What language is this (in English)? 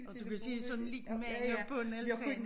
Danish